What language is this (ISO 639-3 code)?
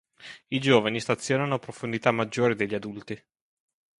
ita